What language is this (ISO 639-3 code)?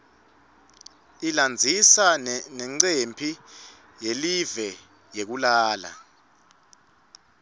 ssw